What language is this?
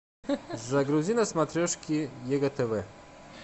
Russian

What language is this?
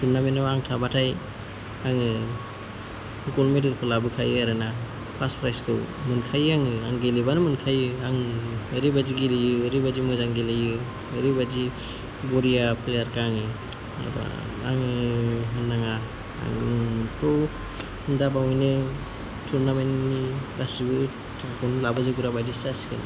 Bodo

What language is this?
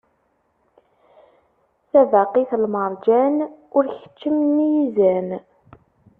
Kabyle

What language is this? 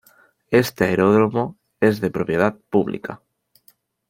Spanish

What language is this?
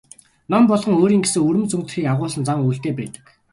Mongolian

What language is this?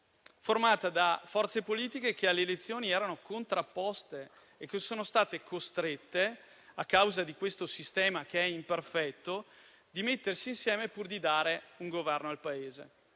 Italian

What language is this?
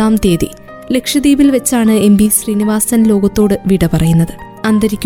Malayalam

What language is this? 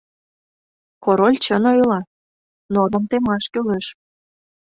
Mari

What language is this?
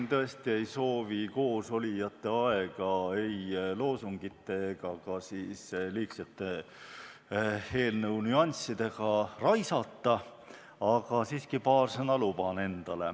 Estonian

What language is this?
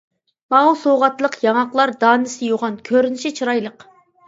Uyghur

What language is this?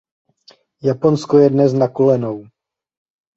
Czech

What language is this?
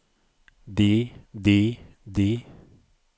Norwegian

